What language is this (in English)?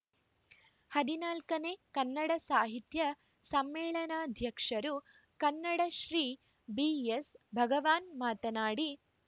Kannada